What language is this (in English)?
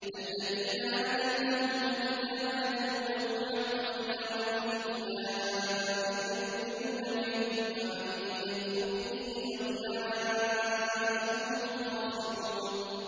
Arabic